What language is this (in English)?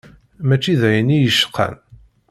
Kabyle